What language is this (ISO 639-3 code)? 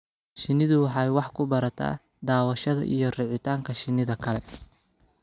som